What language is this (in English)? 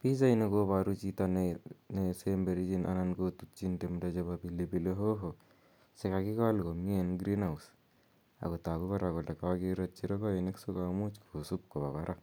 Kalenjin